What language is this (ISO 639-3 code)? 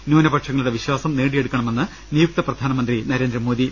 mal